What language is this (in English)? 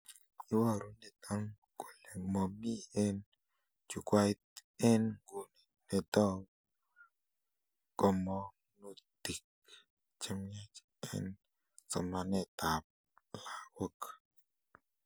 Kalenjin